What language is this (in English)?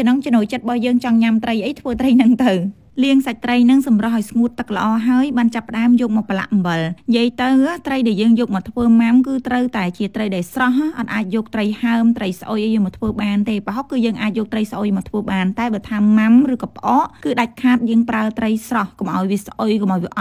Vietnamese